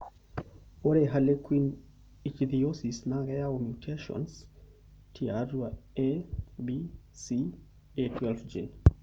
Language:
Masai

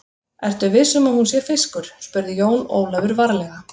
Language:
Icelandic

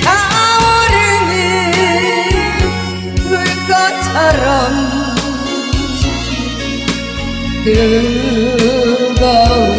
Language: Korean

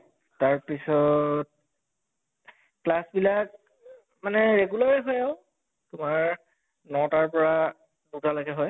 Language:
Assamese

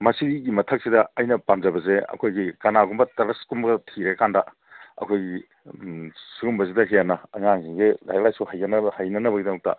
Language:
Manipuri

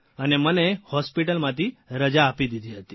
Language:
Gujarati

